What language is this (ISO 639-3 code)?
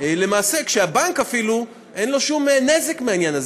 heb